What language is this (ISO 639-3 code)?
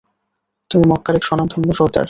ben